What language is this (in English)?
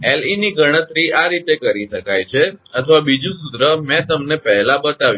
Gujarati